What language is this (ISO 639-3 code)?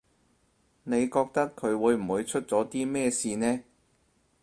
yue